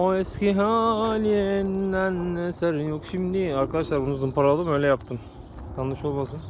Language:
Turkish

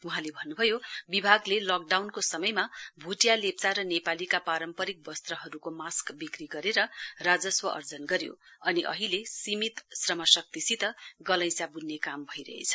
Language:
Nepali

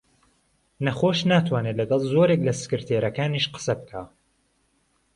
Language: Central Kurdish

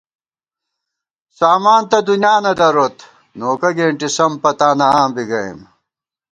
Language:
Gawar-Bati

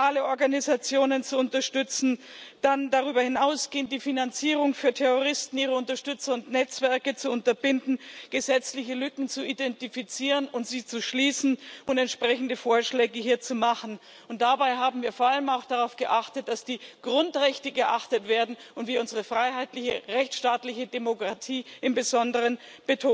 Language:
German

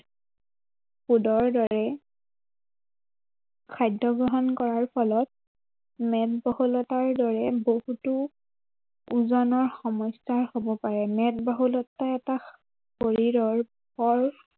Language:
Assamese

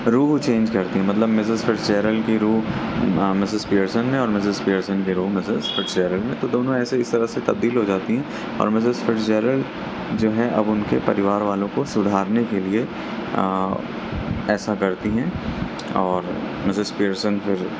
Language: Urdu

